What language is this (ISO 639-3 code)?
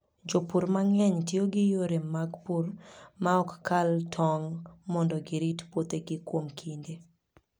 luo